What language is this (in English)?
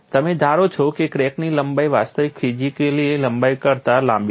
Gujarati